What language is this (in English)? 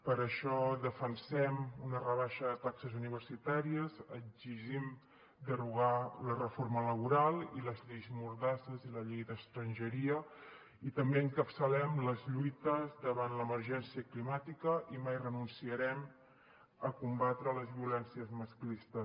Catalan